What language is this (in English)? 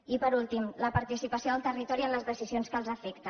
Catalan